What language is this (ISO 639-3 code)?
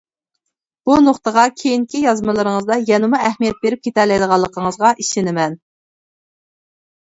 uig